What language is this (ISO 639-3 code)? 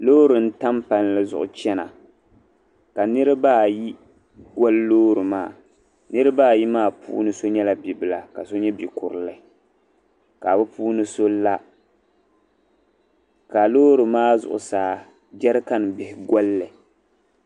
dag